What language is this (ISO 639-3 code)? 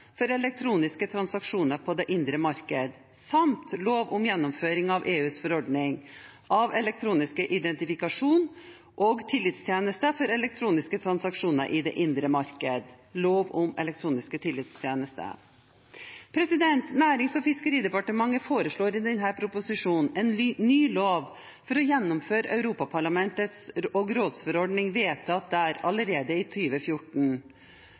nob